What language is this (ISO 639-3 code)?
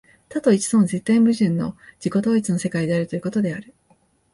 jpn